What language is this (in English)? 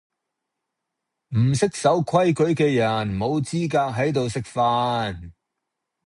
Cantonese